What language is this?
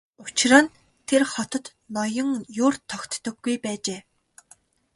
Mongolian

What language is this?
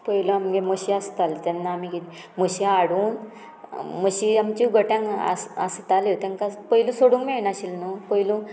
Konkani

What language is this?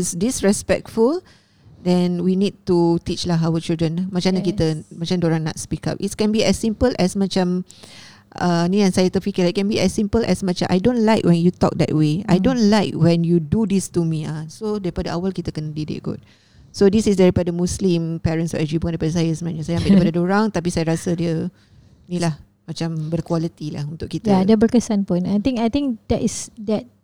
Malay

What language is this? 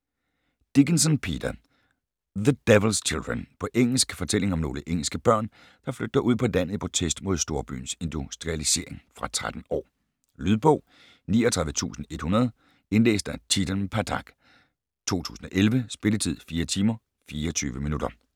Danish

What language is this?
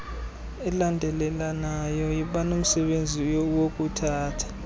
Xhosa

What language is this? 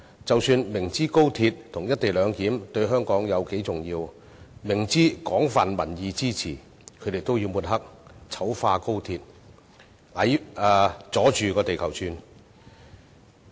Cantonese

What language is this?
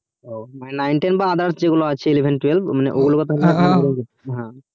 Bangla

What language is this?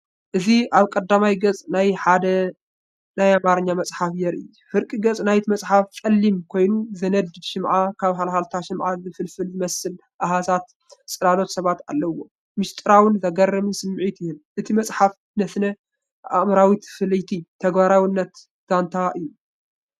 Tigrinya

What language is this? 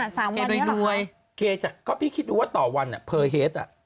Thai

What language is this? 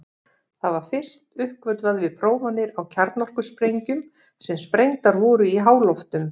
Icelandic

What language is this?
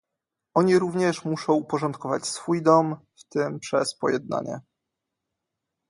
Polish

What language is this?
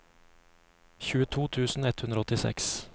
Norwegian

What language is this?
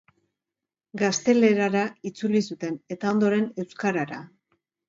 Basque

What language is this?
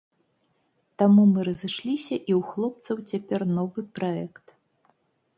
Belarusian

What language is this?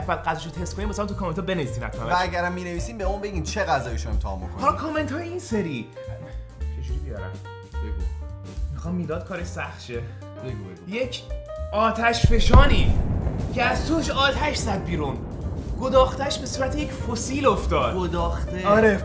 Persian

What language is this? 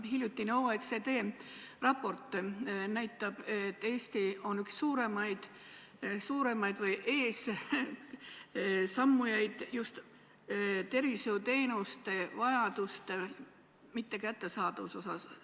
Estonian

